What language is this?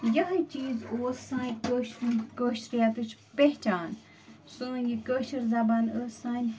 Kashmiri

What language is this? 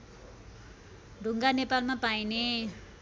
Nepali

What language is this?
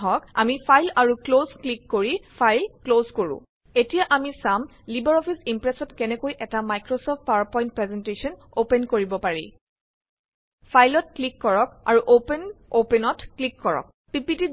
Assamese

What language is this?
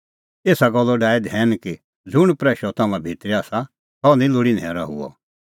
Kullu Pahari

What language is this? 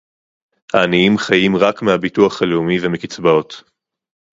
Hebrew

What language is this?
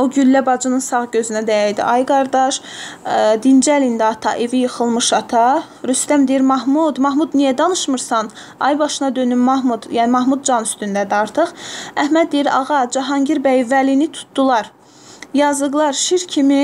Turkish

